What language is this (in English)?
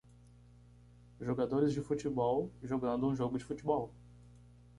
Portuguese